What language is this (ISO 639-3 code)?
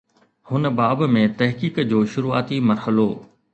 snd